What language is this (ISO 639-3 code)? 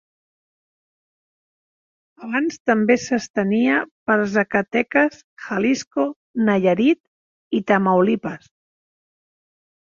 cat